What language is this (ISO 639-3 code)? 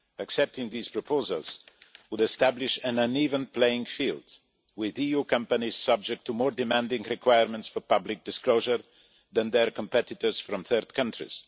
eng